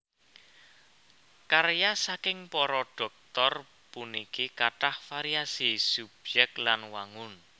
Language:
Javanese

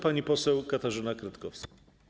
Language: Polish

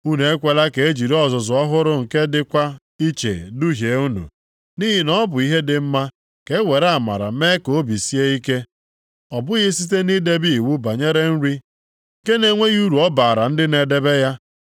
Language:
Igbo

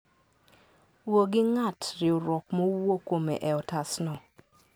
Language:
Luo (Kenya and Tanzania)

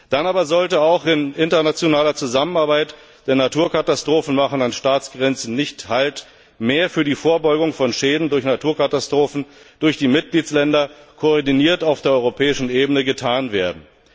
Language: German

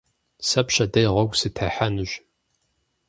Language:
Kabardian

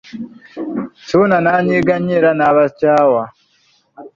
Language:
Ganda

